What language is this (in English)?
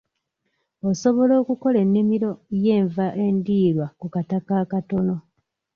Ganda